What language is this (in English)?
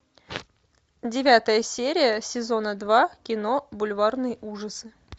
Russian